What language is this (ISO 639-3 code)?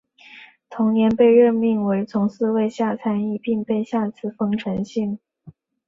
zho